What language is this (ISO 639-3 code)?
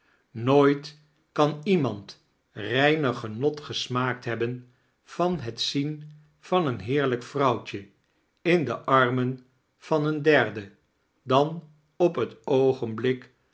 nld